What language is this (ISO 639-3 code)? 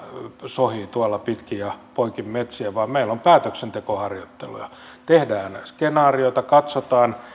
fin